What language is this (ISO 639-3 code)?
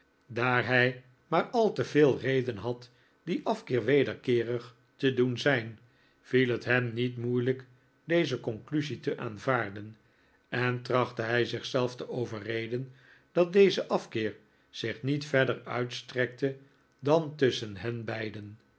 nld